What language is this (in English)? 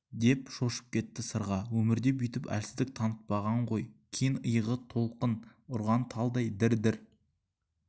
Kazakh